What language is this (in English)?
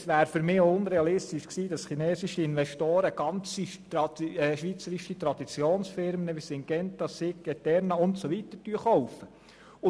Swiss German